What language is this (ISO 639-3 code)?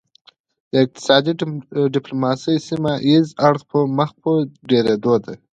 pus